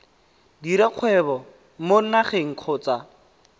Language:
Tswana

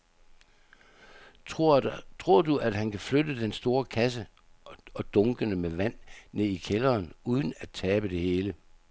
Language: Danish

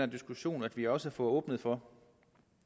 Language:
Danish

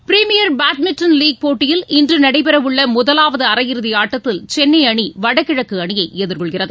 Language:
Tamil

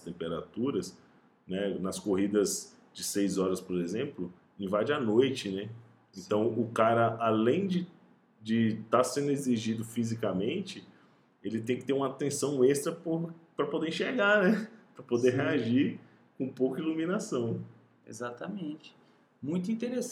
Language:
Portuguese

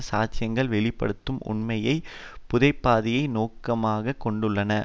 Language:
Tamil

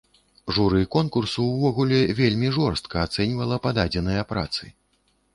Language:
Belarusian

